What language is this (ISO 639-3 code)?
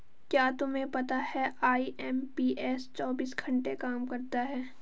hin